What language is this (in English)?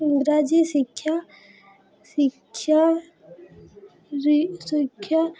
Odia